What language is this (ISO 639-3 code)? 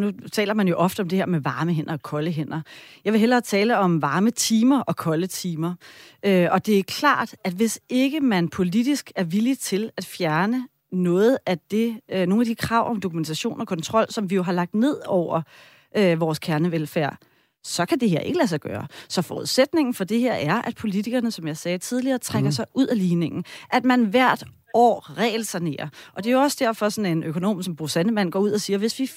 dan